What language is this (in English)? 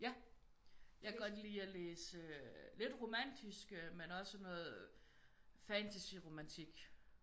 Danish